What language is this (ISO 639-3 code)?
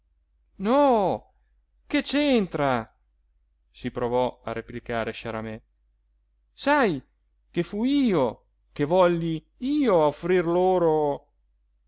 ita